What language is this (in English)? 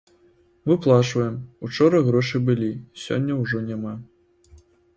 Belarusian